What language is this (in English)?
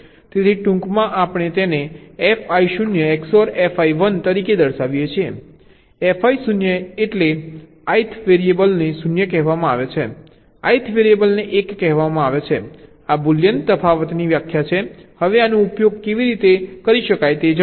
Gujarati